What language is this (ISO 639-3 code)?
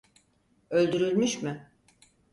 tur